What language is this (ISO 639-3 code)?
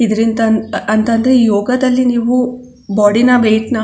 kan